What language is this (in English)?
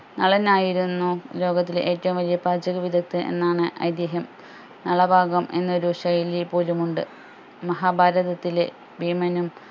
Malayalam